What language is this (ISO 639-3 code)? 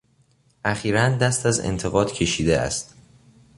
fas